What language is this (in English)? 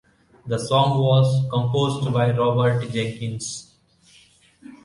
English